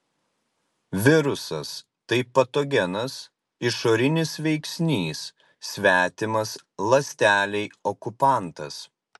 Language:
Lithuanian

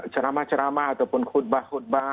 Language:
Indonesian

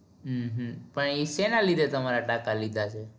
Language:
Gujarati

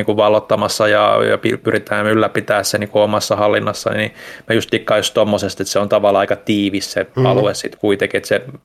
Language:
Finnish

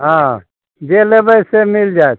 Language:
Maithili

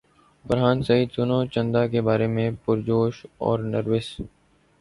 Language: Urdu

